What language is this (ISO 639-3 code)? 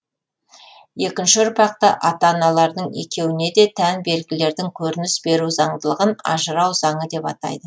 kaz